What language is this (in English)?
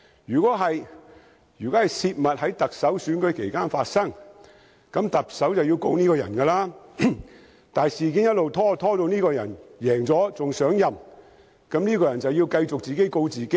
Cantonese